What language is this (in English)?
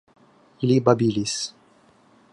Esperanto